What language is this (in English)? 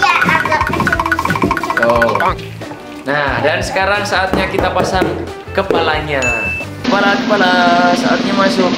Indonesian